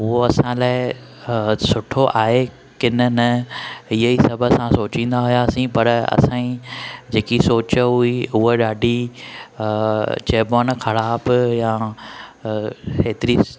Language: Sindhi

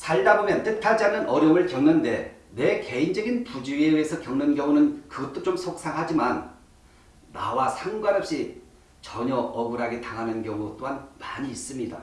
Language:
Korean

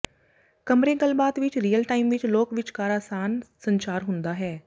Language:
Punjabi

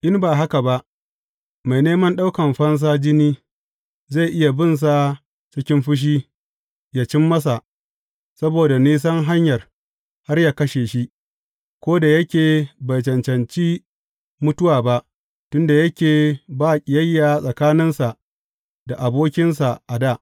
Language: Hausa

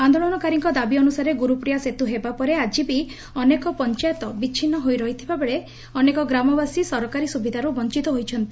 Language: Odia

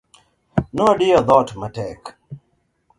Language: Luo (Kenya and Tanzania)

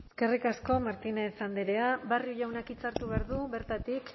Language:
Basque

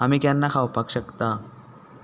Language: Konkani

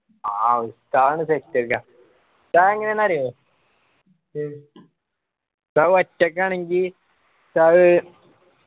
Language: Malayalam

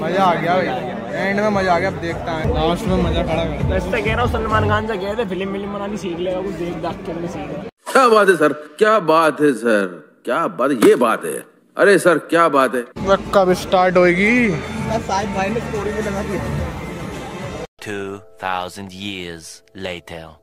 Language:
Hindi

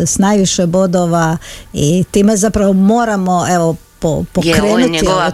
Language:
Croatian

